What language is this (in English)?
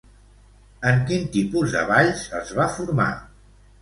Catalan